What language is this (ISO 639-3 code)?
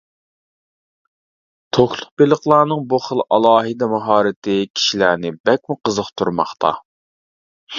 uig